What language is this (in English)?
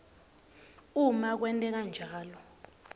Swati